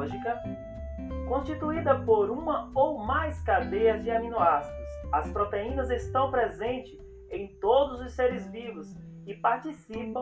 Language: Portuguese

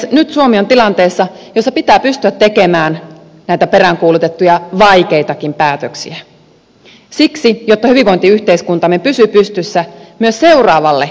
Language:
Finnish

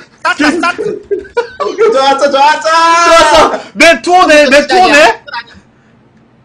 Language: Korean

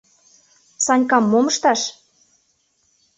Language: Mari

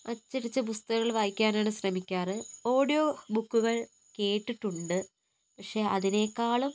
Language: Malayalam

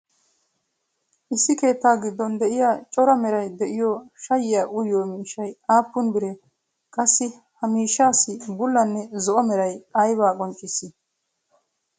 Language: Wolaytta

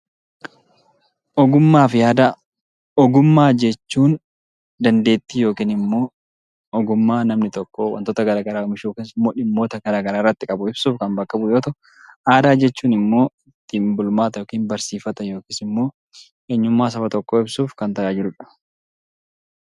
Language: Oromo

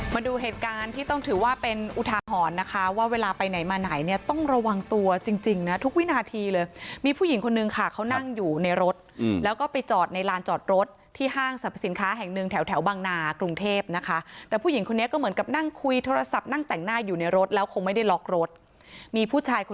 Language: Thai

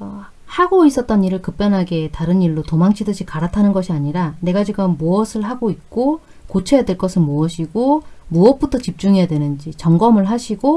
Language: Korean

